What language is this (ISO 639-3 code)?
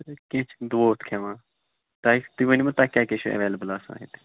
kas